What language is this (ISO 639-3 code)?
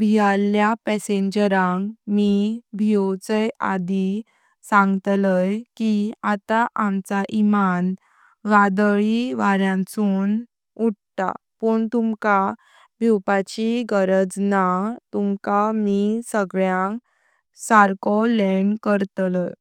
kok